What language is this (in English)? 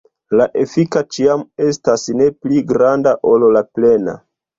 Esperanto